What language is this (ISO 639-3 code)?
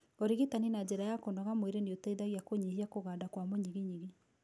kik